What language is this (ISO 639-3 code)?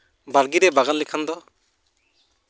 sat